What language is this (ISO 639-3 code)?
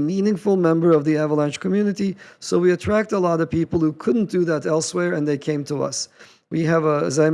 eng